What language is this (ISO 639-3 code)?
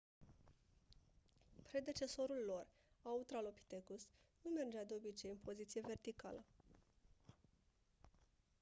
ron